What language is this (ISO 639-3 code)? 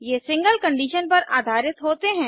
hin